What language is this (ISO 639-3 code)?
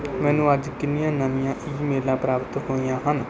pan